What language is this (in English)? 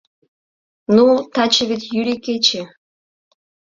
Mari